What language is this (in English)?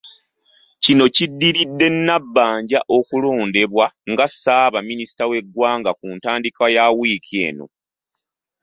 Ganda